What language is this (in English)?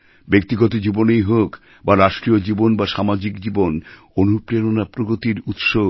Bangla